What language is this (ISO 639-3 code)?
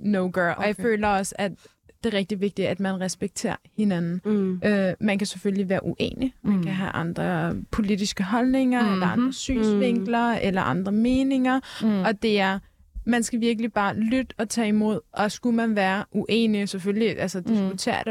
dan